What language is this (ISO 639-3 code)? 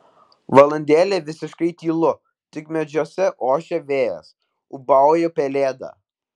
lit